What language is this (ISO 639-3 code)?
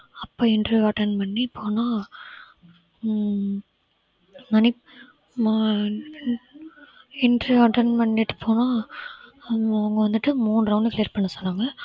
tam